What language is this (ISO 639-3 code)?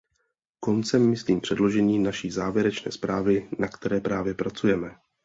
ces